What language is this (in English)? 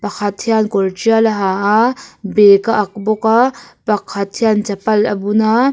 Mizo